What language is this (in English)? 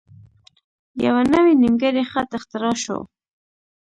Pashto